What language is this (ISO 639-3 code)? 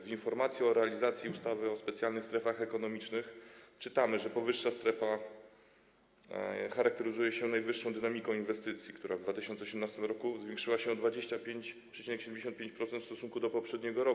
pol